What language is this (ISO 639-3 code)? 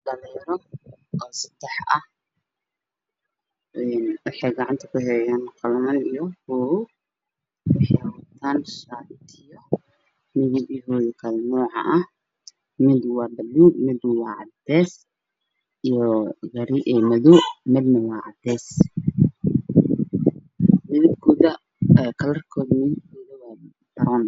som